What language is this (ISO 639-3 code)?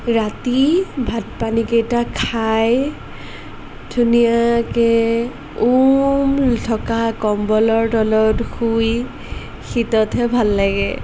asm